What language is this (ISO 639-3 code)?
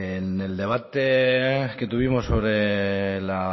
spa